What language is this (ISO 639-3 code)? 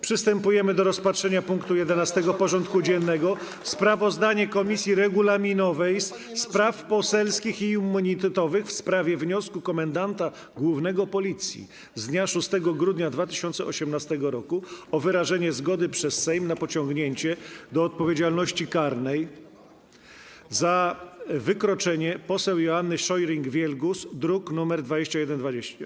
pol